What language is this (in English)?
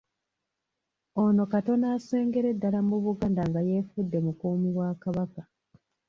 Ganda